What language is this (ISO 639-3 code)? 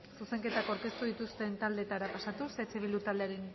eus